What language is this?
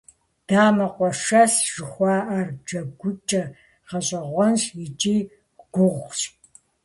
Kabardian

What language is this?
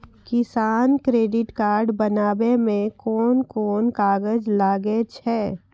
Maithili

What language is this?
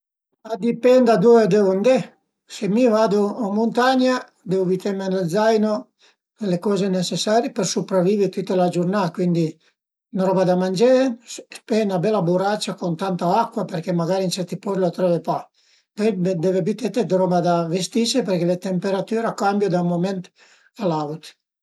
Piedmontese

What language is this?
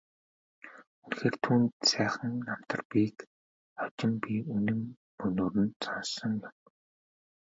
Mongolian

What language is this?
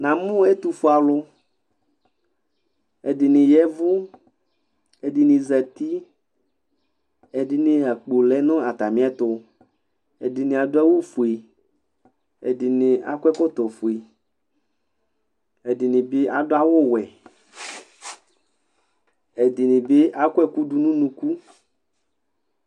Ikposo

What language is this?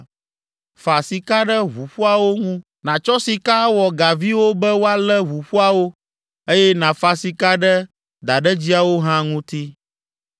Ewe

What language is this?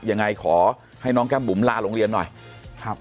Thai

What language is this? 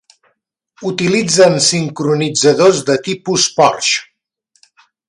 Catalan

